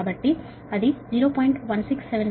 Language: Telugu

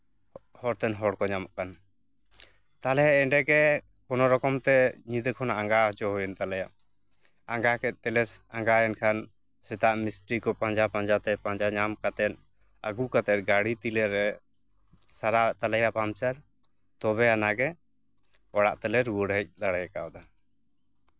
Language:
Santali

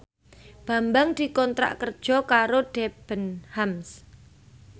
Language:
Javanese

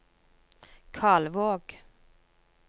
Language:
Norwegian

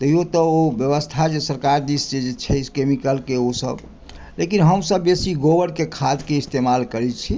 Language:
Maithili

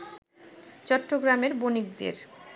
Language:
Bangla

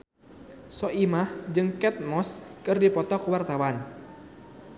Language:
Sundanese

